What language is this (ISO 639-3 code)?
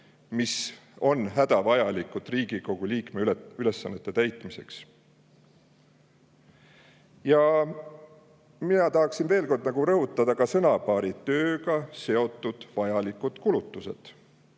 est